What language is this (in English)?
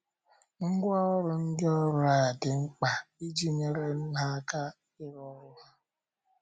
Igbo